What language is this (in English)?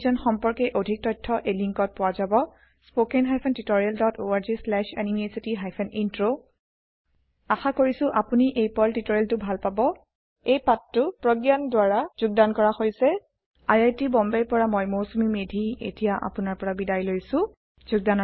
Assamese